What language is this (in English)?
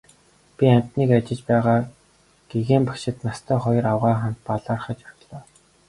Mongolian